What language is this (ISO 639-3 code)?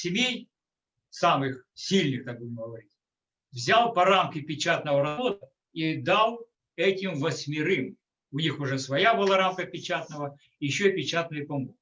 rus